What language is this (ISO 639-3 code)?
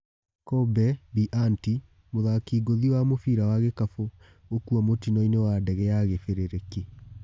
kik